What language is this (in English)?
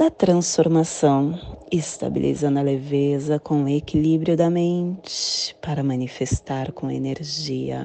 Portuguese